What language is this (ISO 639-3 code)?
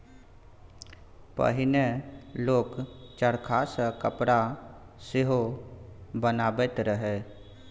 mai